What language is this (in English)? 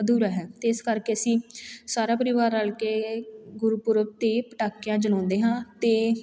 Punjabi